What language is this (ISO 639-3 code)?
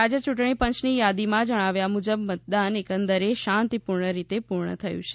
guj